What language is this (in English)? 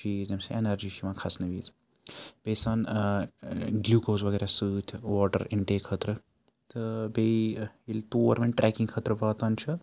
Kashmiri